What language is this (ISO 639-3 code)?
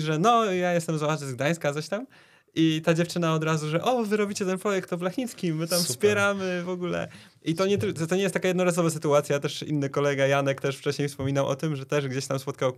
pol